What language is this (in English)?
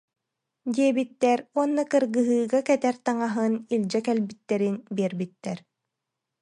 Yakut